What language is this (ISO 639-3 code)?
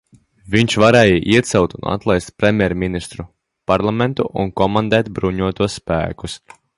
lav